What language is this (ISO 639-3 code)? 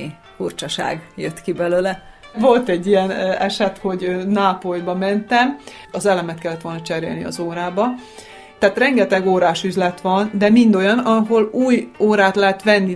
hun